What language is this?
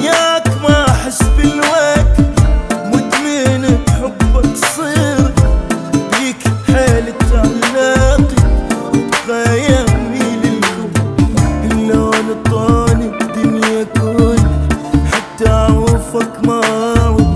Arabic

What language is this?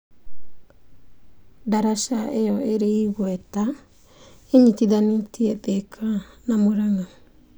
Kikuyu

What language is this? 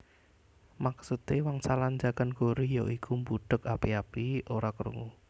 Javanese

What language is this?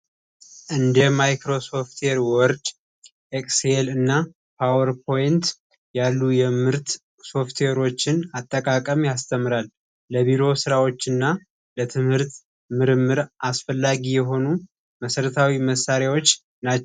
Amharic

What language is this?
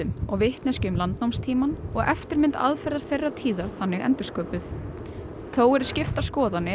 Icelandic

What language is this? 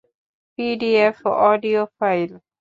Bangla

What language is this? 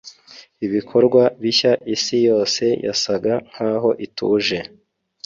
Kinyarwanda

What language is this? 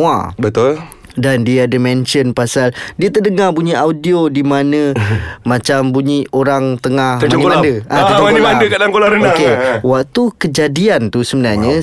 Malay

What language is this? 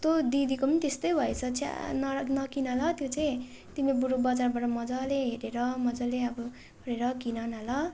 Nepali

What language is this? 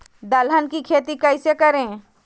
Magahi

